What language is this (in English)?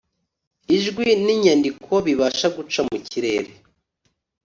Kinyarwanda